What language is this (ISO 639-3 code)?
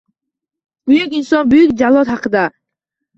uzb